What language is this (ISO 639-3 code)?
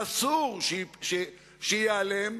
heb